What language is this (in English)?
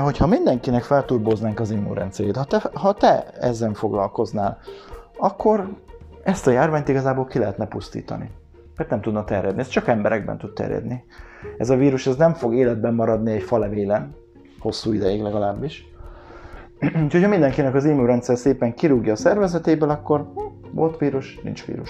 Hungarian